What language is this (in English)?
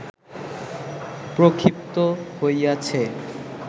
Bangla